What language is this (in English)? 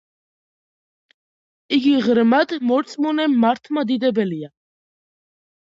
Georgian